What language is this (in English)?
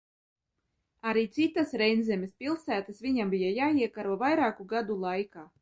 Latvian